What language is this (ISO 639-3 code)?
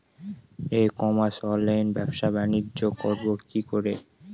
ben